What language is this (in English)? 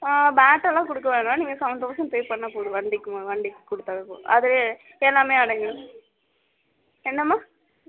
Tamil